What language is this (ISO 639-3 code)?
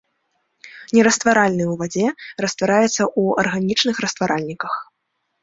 bel